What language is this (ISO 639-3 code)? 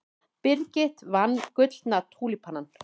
isl